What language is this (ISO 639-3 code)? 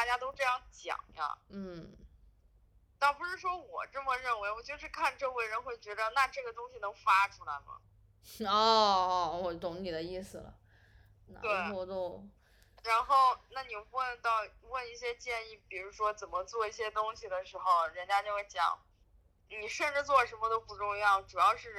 zho